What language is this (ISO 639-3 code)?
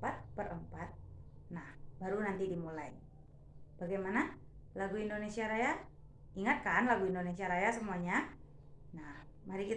ind